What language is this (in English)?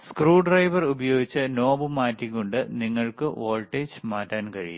Malayalam